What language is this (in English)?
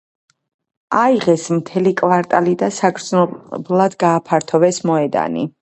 Georgian